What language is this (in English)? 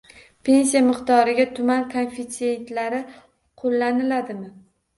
Uzbek